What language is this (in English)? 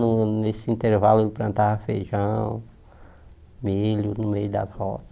Portuguese